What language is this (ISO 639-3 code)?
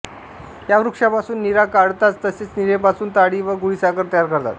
mar